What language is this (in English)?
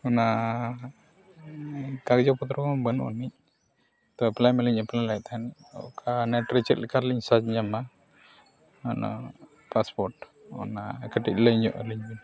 Santali